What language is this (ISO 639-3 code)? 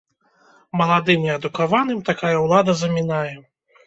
bel